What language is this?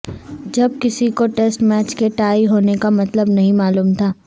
Urdu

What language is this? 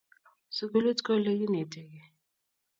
Kalenjin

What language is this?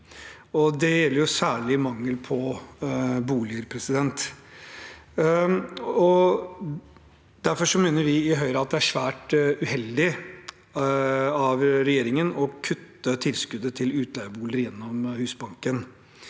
Norwegian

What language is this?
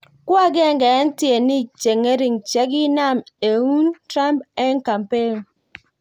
Kalenjin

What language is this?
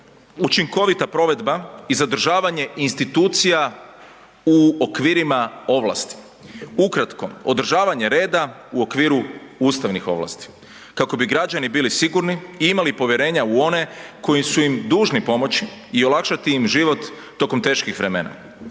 Croatian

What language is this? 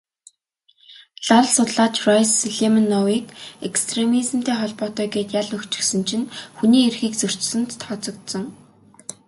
Mongolian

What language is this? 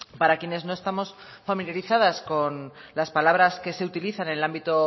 Spanish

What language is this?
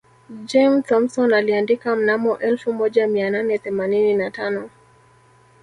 Swahili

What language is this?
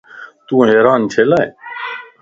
Lasi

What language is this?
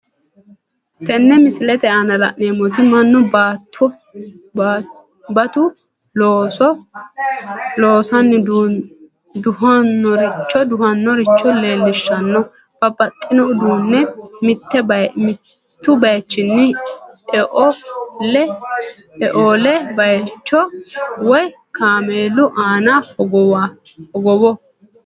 Sidamo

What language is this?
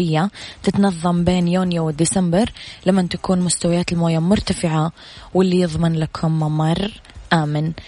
Arabic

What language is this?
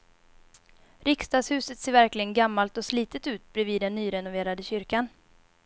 Swedish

